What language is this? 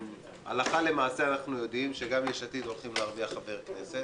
Hebrew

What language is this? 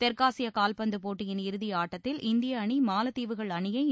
Tamil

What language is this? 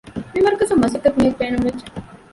Divehi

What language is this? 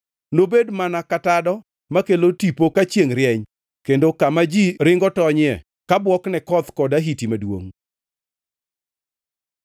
Luo (Kenya and Tanzania)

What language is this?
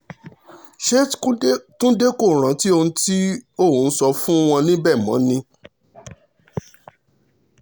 Yoruba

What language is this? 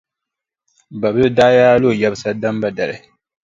Dagbani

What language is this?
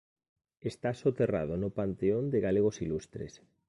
Galician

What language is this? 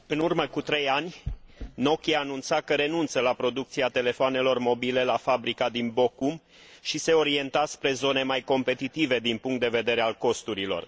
Romanian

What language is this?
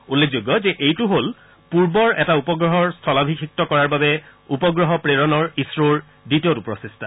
Assamese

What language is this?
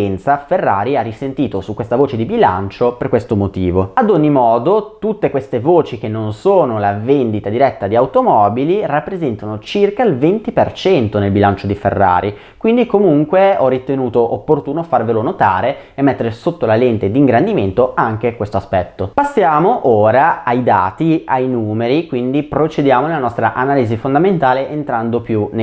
Italian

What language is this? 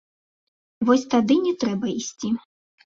Belarusian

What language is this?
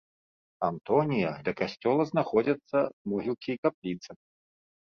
Belarusian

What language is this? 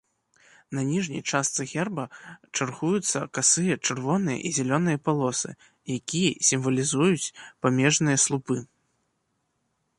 Belarusian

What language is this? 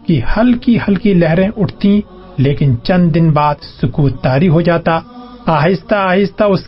Urdu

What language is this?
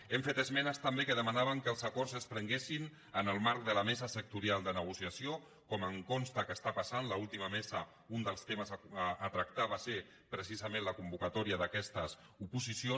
Catalan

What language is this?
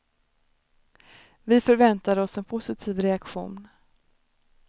Swedish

